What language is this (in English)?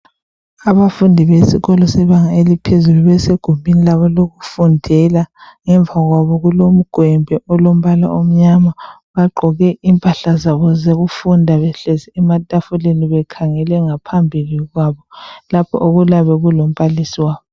North Ndebele